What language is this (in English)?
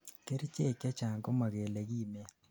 Kalenjin